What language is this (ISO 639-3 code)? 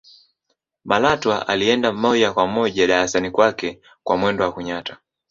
swa